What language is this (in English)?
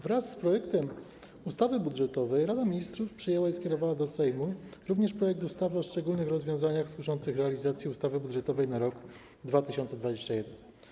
Polish